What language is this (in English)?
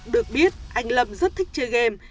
Vietnamese